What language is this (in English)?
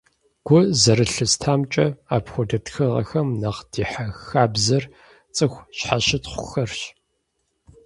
Kabardian